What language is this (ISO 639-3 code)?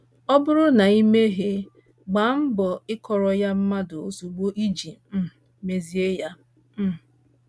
ibo